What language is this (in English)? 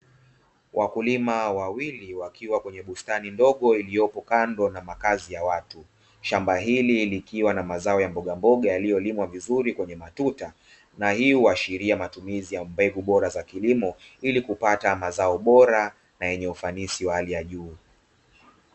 Swahili